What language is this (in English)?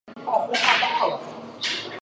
Chinese